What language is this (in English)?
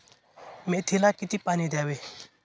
Marathi